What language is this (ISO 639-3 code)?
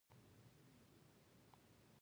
pus